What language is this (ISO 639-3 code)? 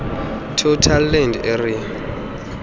xho